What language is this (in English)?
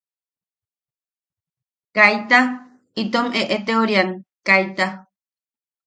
Yaqui